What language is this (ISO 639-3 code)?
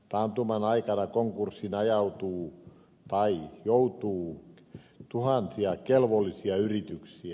fin